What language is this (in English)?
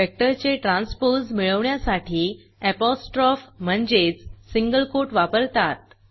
Marathi